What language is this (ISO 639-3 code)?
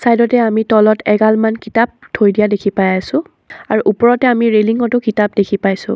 asm